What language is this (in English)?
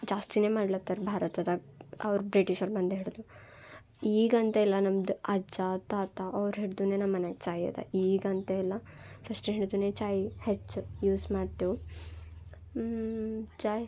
Kannada